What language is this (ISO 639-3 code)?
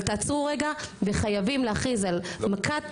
heb